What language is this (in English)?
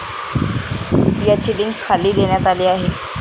Marathi